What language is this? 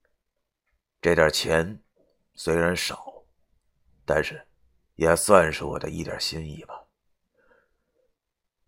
Chinese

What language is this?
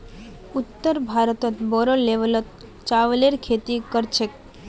Magahi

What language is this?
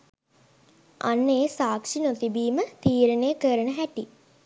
Sinhala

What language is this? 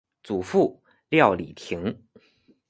Chinese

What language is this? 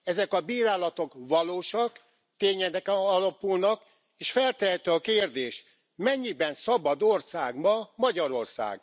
Hungarian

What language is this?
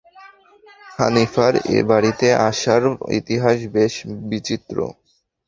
Bangla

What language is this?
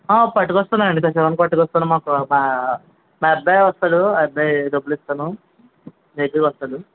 Telugu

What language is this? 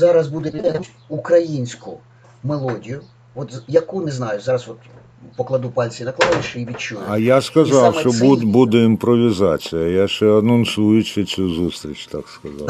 Ukrainian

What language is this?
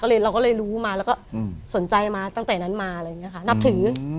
Thai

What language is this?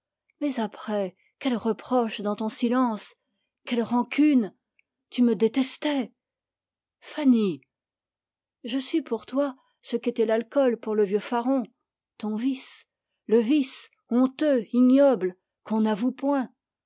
French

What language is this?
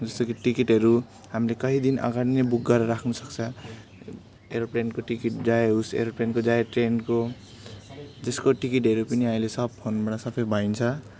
Nepali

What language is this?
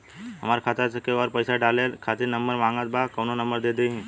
Bhojpuri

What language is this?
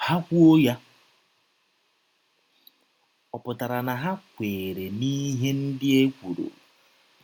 Igbo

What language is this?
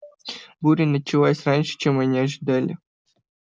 Russian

